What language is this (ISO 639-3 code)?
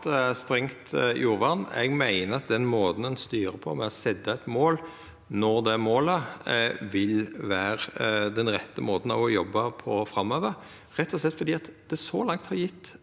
nor